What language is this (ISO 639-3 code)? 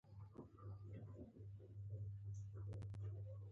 pus